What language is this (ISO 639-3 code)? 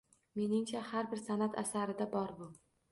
uzb